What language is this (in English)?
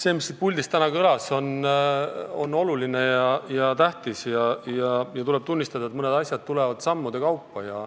Estonian